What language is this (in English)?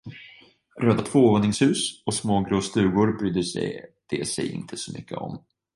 Swedish